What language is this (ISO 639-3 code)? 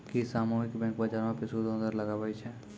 mai